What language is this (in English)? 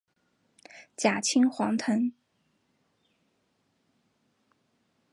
Chinese